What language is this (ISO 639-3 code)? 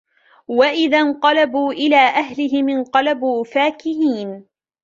ara